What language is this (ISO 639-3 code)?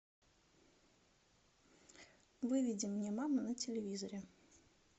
rus